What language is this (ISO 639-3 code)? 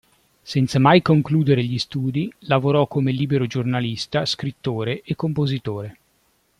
ita